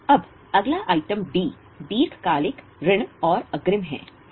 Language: Hindi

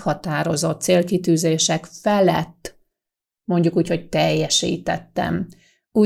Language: Hungarian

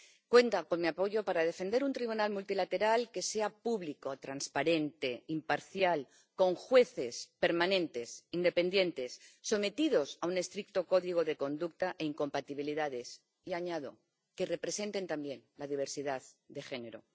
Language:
Spanish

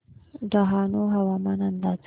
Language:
Marathi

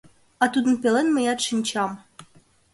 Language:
Mari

